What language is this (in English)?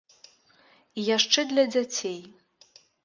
Belarusian